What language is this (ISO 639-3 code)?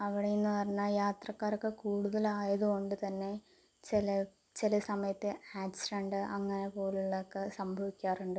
mal